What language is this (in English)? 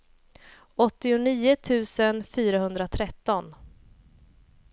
Swedish